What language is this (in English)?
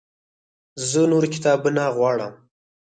Pashto